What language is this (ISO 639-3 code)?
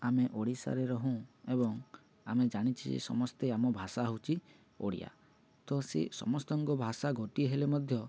ori